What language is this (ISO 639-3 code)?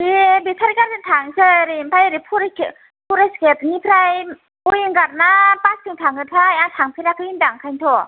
brx